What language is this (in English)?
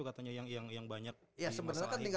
Indonesian